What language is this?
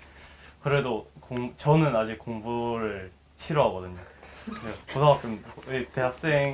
Korean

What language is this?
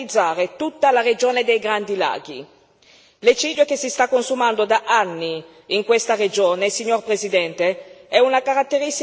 Italian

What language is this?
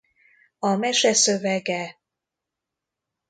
Hungarian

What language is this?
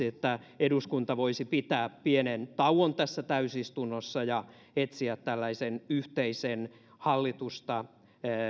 Finnish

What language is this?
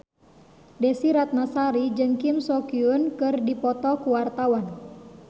Sundanese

